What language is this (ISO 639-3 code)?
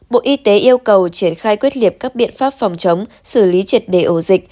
vie